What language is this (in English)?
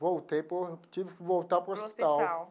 Portuguese